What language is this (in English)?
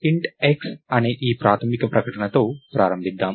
Telugu